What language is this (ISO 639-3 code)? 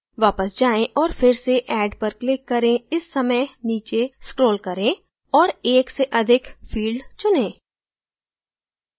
hin